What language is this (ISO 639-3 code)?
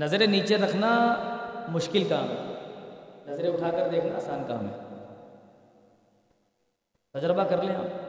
urd